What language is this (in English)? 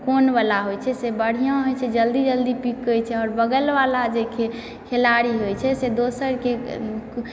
Maithili